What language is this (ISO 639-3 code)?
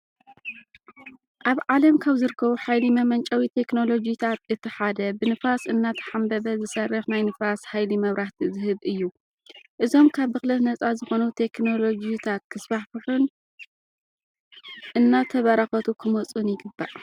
tir